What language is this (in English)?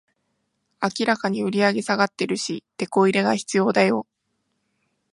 Japanese